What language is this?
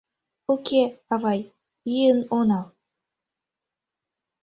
Mari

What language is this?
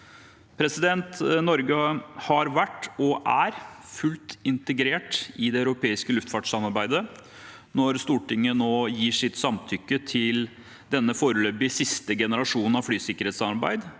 Norwegian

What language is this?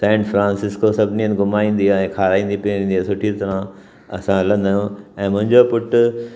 Sindhi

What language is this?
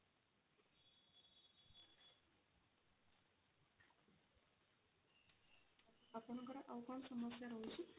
Odia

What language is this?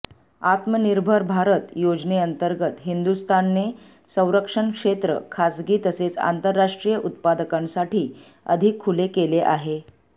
Marathi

